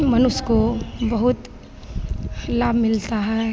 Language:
Hindi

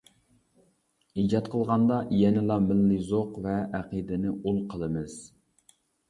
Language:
Uyghur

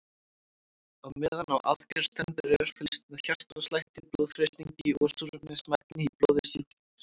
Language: Icelandic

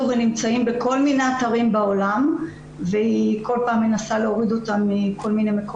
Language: Hebrew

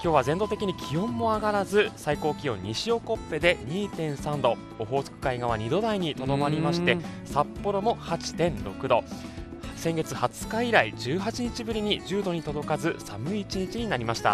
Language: Japanese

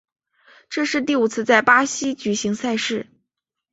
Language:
Chinese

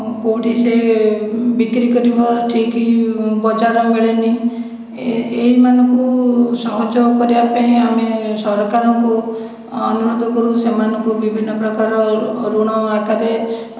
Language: Odia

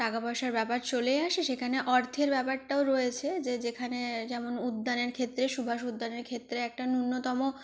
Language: Bangla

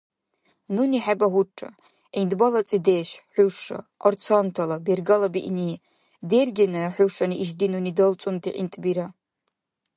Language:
Dargwa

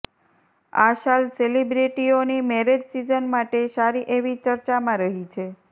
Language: Gujarati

